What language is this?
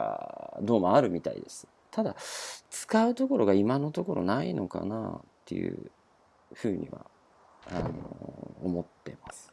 Japanese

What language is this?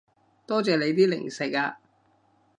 Cantonese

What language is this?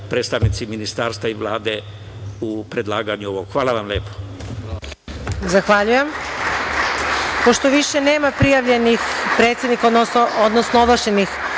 Serbian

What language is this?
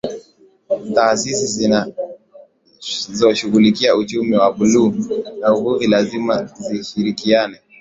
Swahili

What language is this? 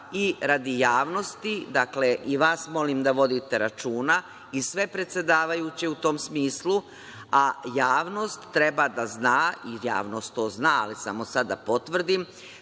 Serbian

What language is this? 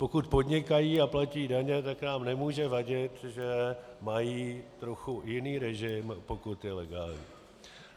Czech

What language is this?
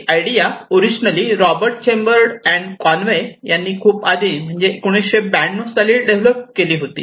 Marathi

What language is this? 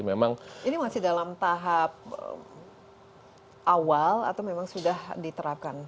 Indonesian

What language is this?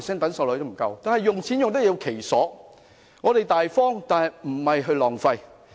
Cantonese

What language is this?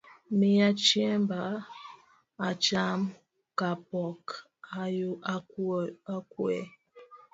Luo (Kenya and Tanzania)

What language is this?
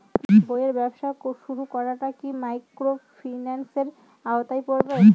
Bangla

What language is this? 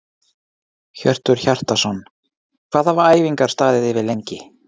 Icelandic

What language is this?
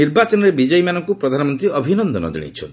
Odia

